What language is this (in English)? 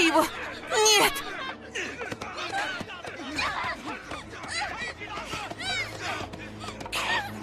Russian